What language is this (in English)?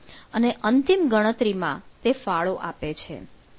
Gujarati